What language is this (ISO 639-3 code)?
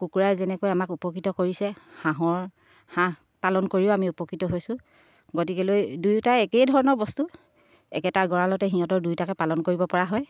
asm